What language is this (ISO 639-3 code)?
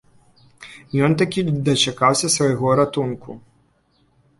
bel